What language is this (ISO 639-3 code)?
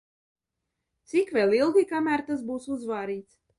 lav